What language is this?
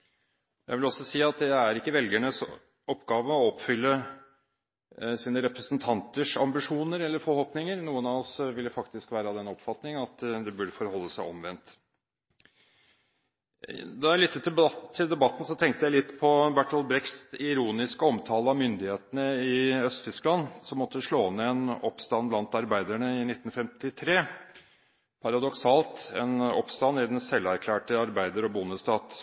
Norwegian Bokmål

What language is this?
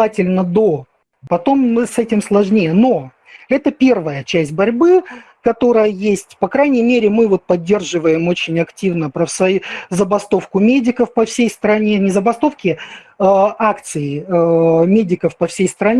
Russian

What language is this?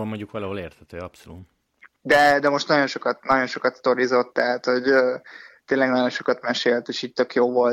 Hungarian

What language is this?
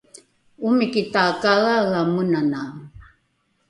Rukai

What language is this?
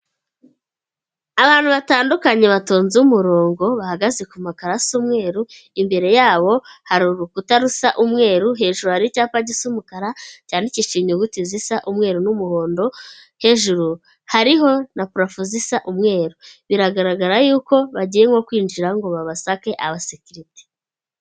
Kinyarwanda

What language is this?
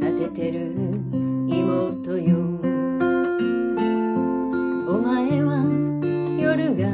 Japanese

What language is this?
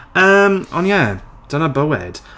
Welsh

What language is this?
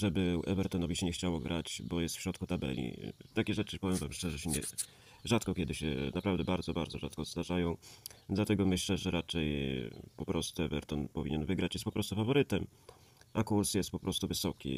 Polish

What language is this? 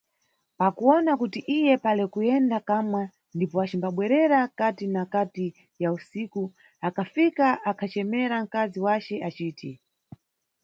Nyungwe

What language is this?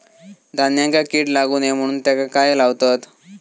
Marathi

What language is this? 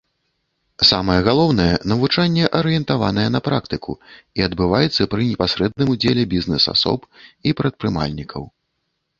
Belarusian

